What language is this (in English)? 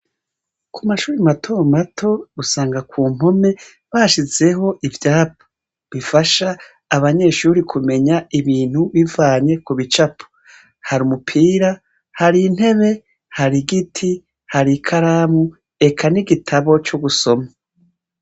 Rundi